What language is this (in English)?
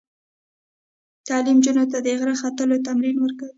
Pashto